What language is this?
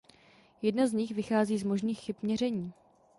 Czech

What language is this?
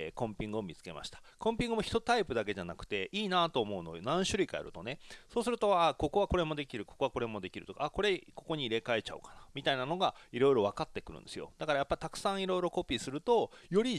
Japanese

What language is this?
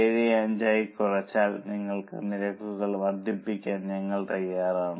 Malayalam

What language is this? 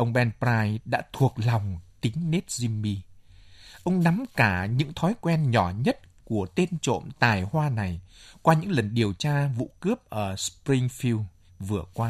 Vietnamese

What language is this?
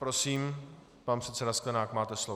Czech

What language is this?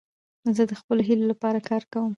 Pashto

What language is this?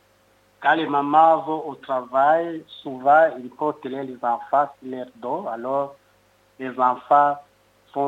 Italian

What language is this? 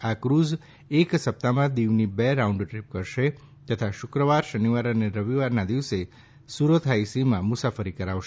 Gujarati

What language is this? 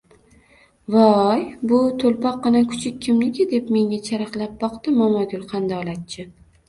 Uzbek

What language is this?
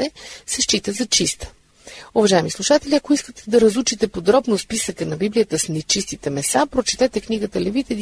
Bulgarian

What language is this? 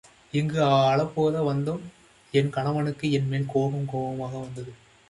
Tamil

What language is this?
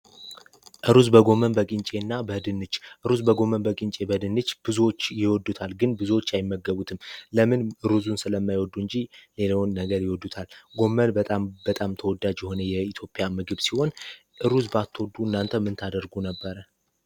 Amharic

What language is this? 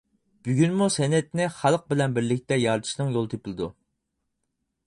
Uyghur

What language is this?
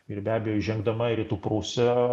Lithuanian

